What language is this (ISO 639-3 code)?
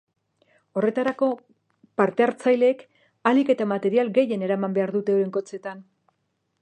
eus